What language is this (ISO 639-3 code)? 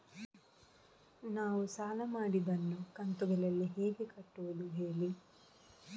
kan